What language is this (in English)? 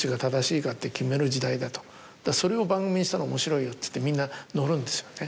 Japanese